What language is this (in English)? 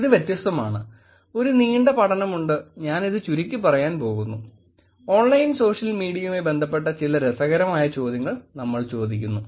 Malayalam